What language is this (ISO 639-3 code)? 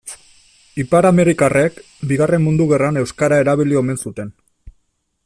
eus